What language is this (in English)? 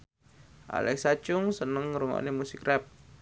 Javanese